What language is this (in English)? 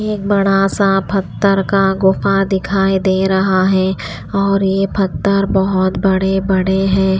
Hindi